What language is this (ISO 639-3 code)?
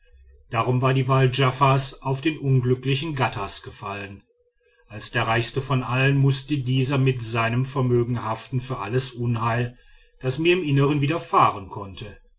deu